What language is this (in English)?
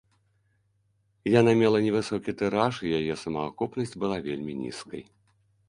Belarusian